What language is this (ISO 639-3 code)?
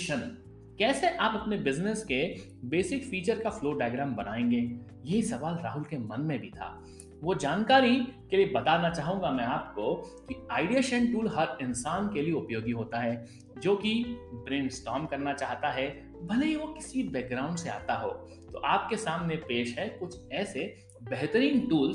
hin